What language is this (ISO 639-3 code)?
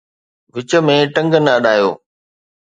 snd